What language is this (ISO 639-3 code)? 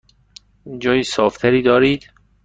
fas